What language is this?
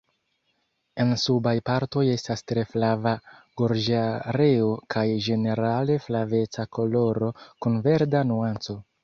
Esperanto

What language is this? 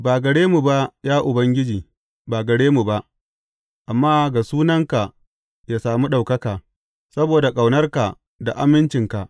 Hausa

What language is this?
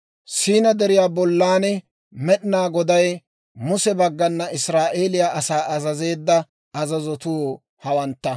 Dawro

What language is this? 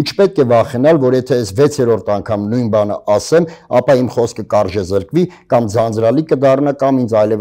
Turkish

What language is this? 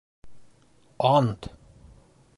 Bashkir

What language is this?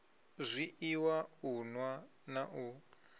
Venda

